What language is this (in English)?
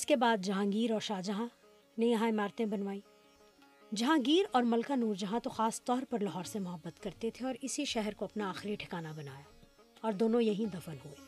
Urdu